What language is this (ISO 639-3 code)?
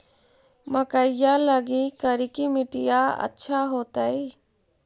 mag